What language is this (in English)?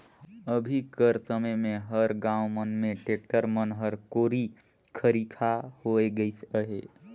Chhattisgarhi